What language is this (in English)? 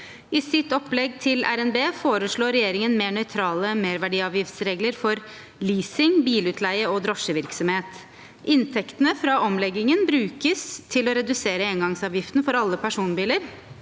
Norwegian